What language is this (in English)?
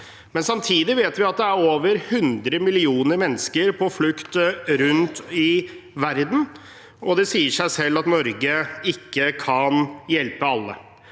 Norwegian